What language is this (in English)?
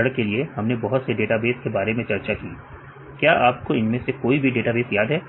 Hindi